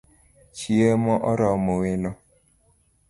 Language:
Luo (Kenya and Tanzania)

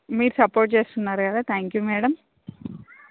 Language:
Telugu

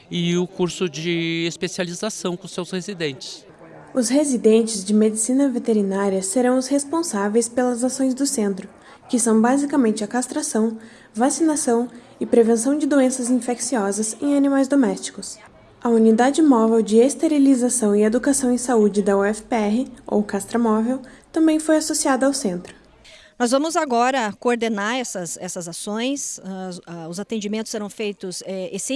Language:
Portuguese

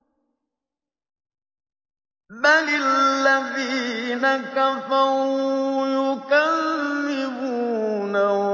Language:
Arabic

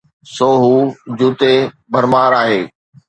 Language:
Sindhi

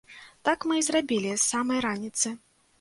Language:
Belarusian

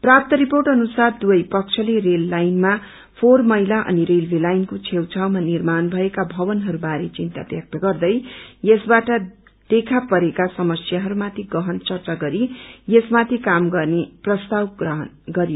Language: Nepali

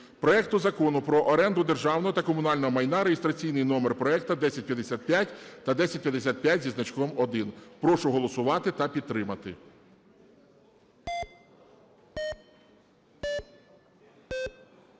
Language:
Ukrainian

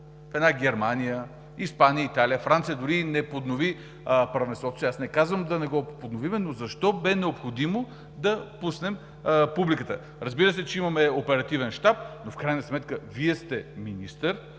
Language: Bulgarian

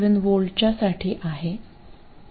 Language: Marathi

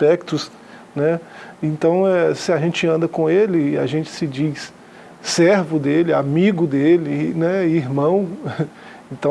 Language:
Portuguese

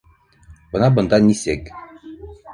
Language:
Bashkir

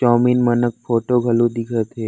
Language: Chhattisgarhi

